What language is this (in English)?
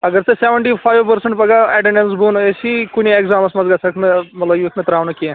Kashmiri